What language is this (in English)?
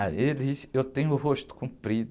Portuguese